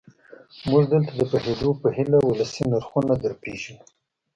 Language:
Pashto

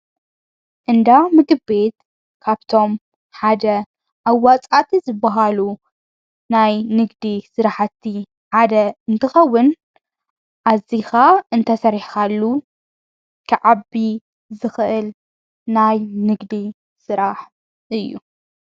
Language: Tigrinya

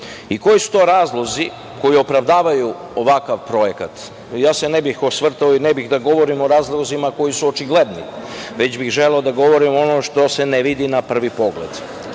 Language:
Serbian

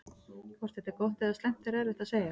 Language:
Icelandic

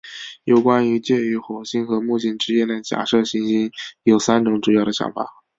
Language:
Chinese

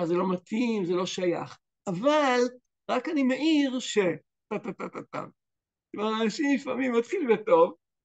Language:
Hebrew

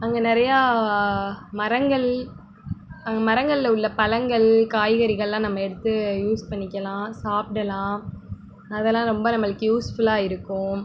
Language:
Tamil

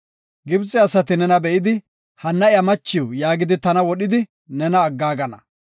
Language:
Gofa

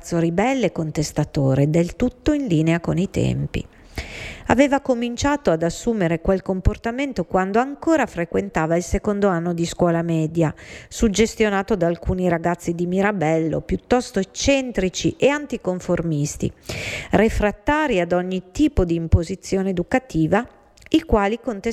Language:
Italian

